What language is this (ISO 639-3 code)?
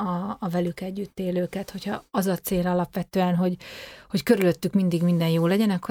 hun